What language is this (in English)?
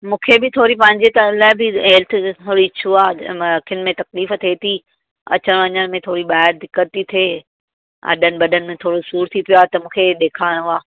Sindhi